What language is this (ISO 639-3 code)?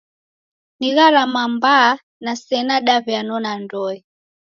dav